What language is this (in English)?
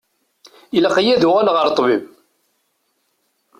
Kabyle